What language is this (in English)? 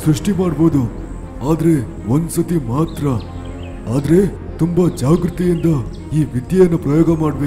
Hindi